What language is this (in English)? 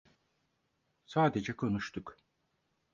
Turkish